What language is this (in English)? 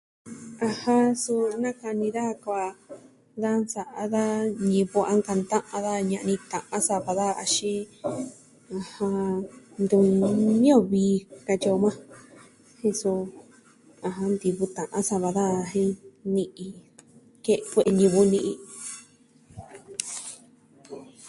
Southwestern Tlaxiaco Mixtec